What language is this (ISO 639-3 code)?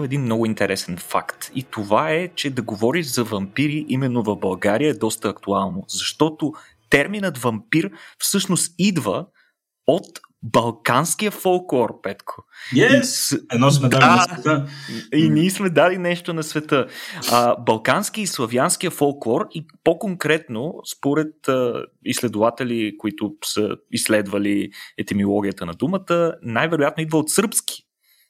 bul